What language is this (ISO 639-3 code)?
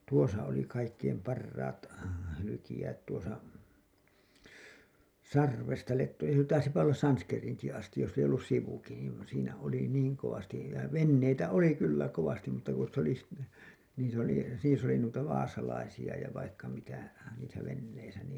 fin